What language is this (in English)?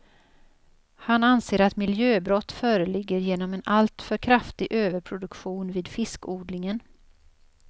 Swedish